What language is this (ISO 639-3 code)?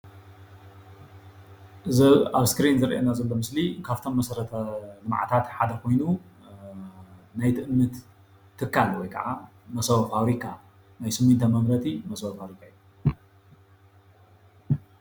tir